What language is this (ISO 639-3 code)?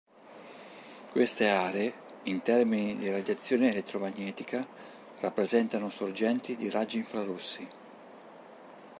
ita